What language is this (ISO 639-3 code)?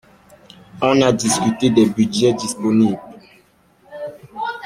fra